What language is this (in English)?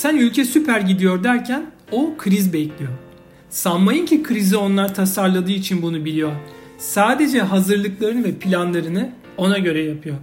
Turkish